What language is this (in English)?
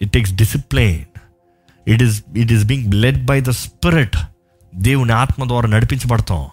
Telugu